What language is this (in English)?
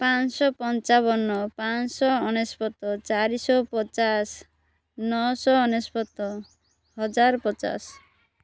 Odia